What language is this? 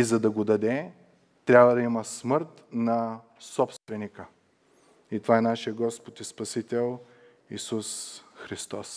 Bulgarian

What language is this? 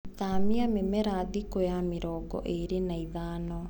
Kikuyu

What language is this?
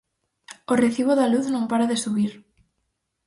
Galician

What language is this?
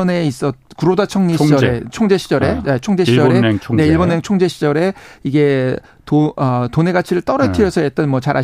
Korean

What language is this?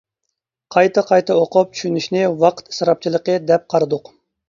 Uyghur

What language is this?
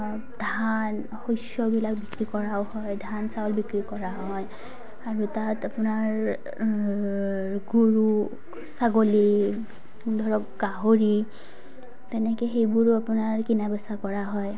Assamese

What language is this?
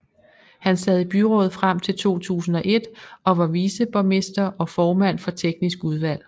Danish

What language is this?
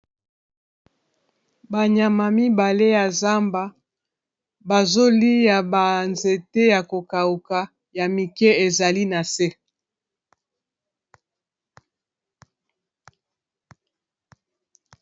Lingala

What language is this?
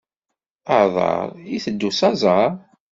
Kabyle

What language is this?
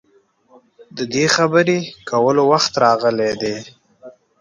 Pashto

